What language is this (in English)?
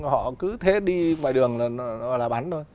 Vietnamese